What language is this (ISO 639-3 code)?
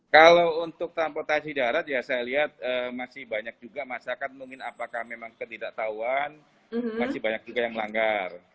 ind